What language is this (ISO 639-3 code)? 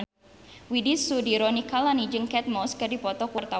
sun